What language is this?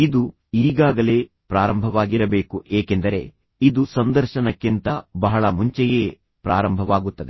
Kannada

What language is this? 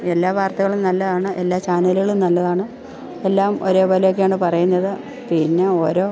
Malayalam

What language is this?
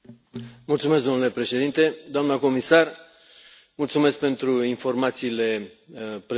Romanian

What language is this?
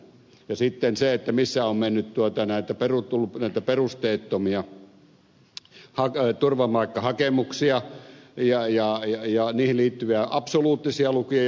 Finnish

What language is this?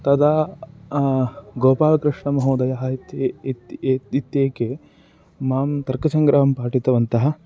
Sanskrit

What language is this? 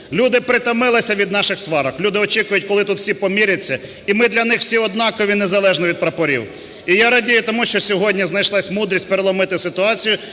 Ukrainian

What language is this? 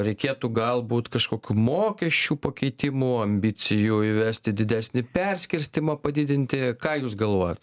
Lithuanian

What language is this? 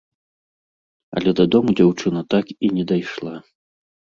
Belarusian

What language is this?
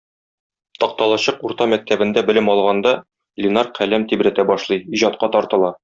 Tatar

